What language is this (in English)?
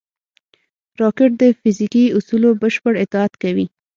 Pashto